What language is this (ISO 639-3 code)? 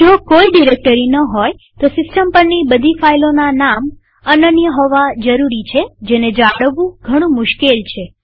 guj